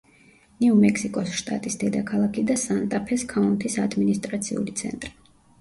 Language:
Georgian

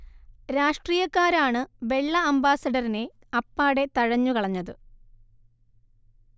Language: Malayalam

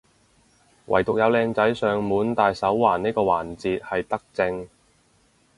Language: Cantonese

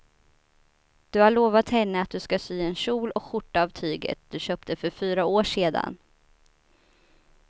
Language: Swedish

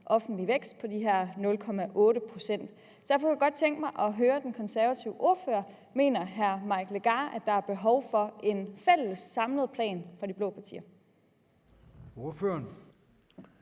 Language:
Danish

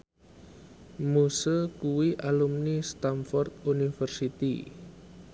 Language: Javanese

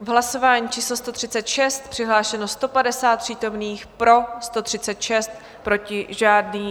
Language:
Czech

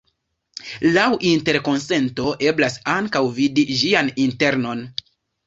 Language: Esperanto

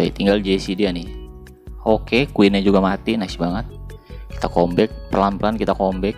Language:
Indonesian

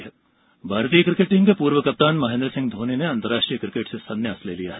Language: Hindi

